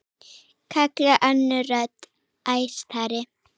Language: Icelandic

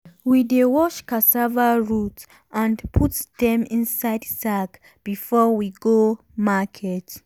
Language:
Nigerian Pidgin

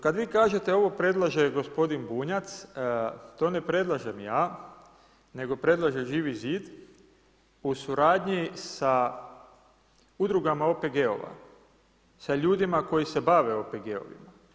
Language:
Croatian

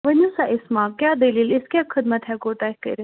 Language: Kashmiri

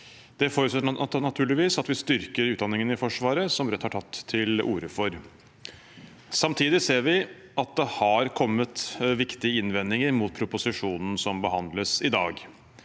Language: Norwegian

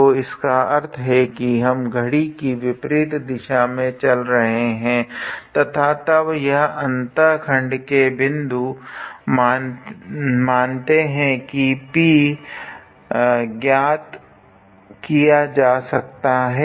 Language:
Hindi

